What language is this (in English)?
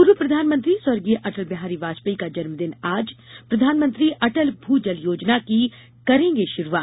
Hindi